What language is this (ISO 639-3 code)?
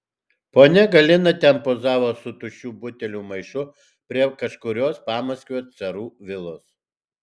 lit